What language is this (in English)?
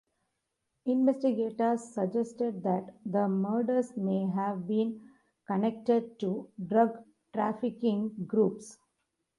English